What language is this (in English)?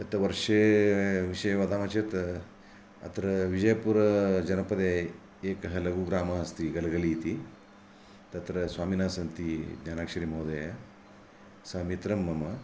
Sanskrit